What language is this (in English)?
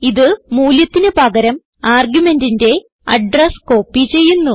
Malayalam